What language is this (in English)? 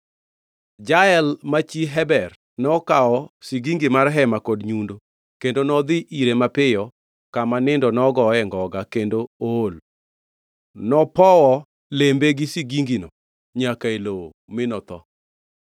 Luo (Kenya and Tanzania)